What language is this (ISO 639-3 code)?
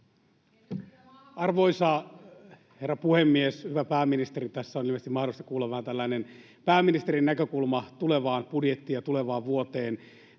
fin